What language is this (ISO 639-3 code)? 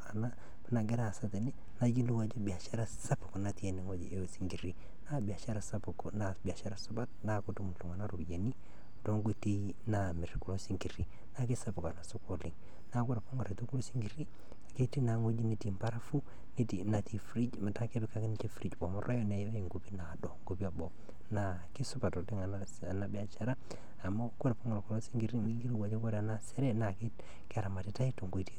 mas